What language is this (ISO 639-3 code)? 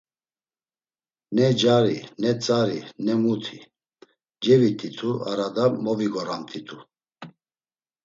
lzz